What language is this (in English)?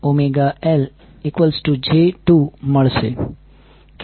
Gujarati